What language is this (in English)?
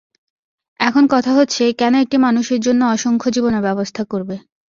Bangla